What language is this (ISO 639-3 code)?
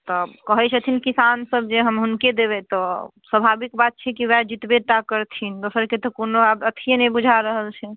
mai